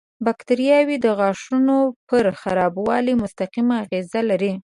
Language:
Pashto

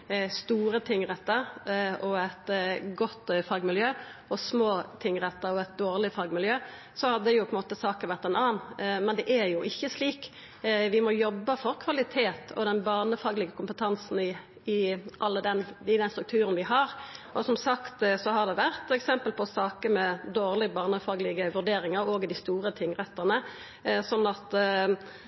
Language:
Norwegian Nynorsk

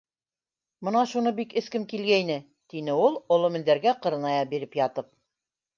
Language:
Bashkir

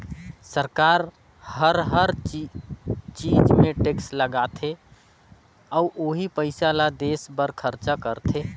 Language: Chhattisgarhi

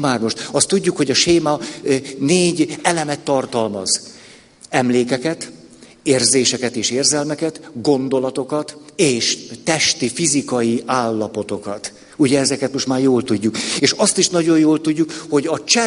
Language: Hungarian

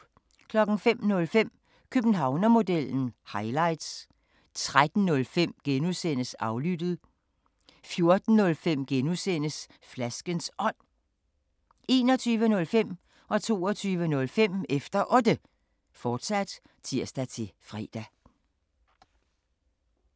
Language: Danish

